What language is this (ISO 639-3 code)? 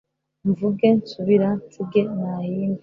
kin